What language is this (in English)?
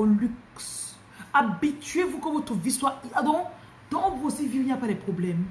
French